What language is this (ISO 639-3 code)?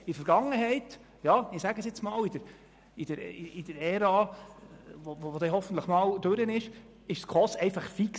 gsw